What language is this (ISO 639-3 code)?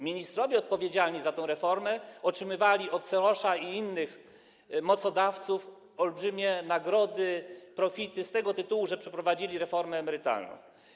pol